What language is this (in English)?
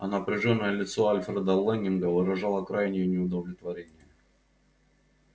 Russian